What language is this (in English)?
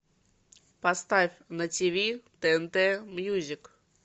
Russian